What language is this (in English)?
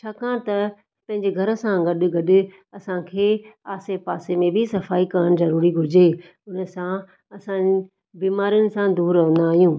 Sindhi